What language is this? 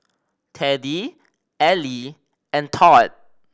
English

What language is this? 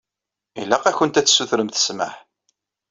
Kabyle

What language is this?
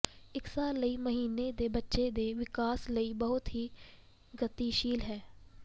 Punjabi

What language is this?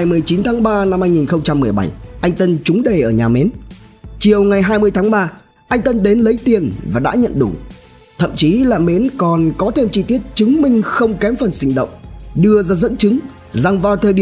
Vietnamese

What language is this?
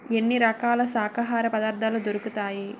Telugu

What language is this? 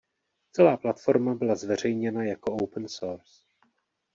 Czech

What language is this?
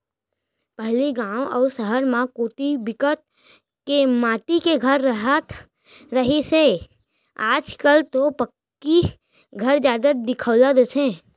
Chhattisgarhi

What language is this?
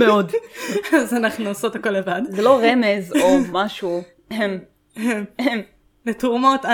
Hebrew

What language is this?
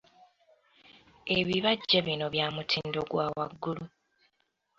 Ganda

